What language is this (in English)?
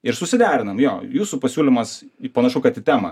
Lithuanian